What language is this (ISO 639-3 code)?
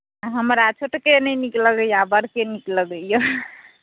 mai